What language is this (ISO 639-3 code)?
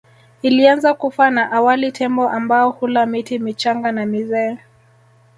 swa